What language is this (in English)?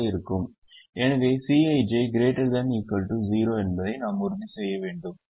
Tamil